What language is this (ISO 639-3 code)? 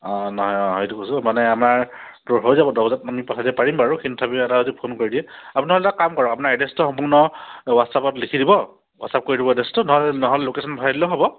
asm